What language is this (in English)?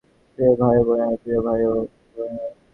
Bangla